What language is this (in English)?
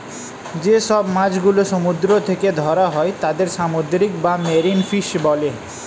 Bangla